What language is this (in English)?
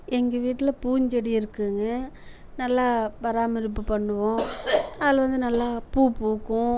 Tamil